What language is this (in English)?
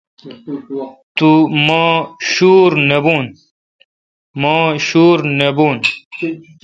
Kalkoti